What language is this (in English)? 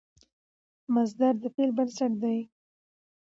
Pashto